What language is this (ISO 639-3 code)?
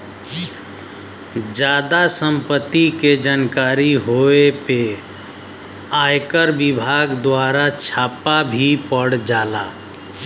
bho